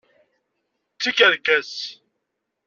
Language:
Kabyle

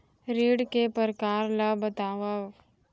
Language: Chhattisgarhi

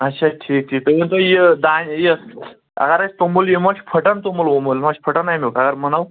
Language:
Kashmiri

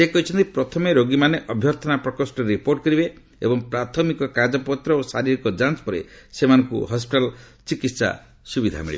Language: Odia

